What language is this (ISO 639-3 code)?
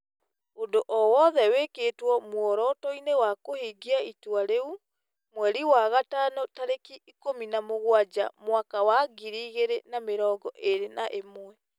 kik